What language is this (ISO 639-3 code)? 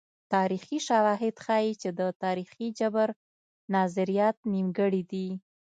pus